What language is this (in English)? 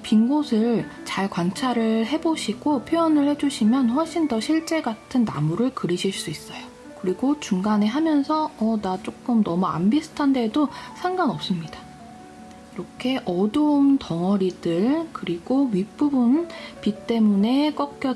Korean